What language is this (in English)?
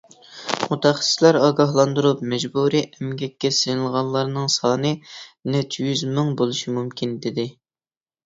Uyghur